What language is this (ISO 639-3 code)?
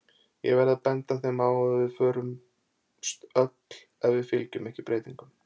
isl